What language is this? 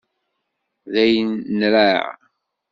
Kabyle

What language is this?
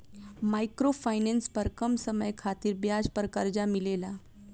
Bhojpuri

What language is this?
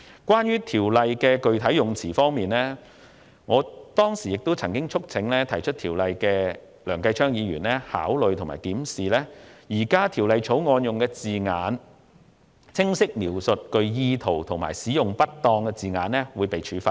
Cantonese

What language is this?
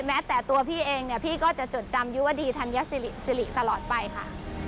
Thai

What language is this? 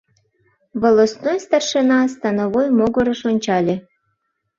Mari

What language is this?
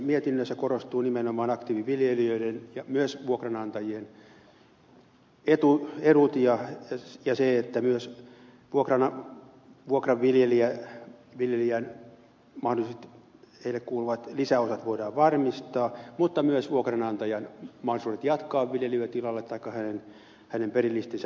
Finnish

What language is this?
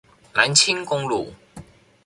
Chinese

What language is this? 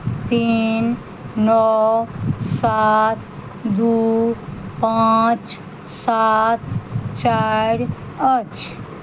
Maithili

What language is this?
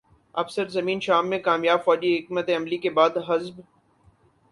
Urdu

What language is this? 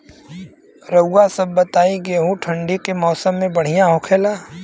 Bhojpuri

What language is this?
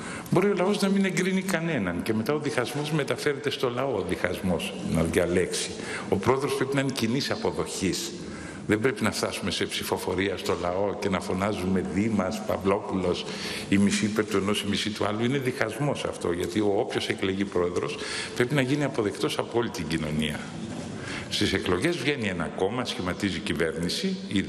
Greek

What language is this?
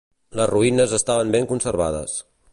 Catalan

